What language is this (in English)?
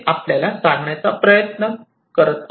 Marathi